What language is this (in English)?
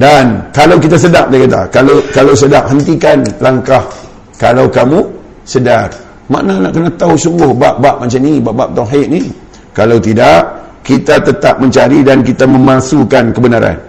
Malay